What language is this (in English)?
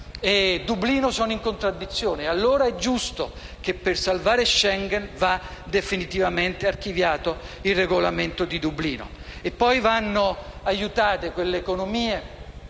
Italian